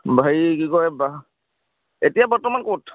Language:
Assamese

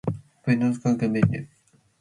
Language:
Matsés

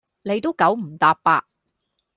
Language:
Cantonese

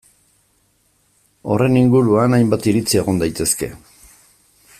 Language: Basque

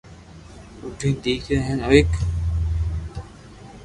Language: Loarki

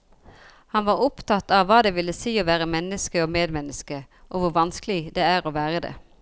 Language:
Norwegian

